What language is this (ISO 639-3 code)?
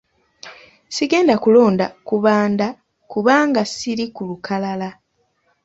lug